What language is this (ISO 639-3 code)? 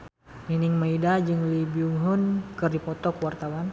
sun